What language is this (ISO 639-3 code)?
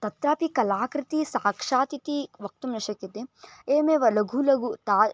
san